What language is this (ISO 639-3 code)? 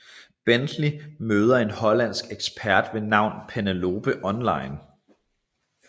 dan